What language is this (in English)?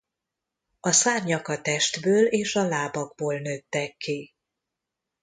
Hungarian